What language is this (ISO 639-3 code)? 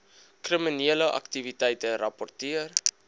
afr